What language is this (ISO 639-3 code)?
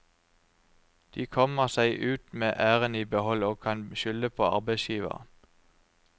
nor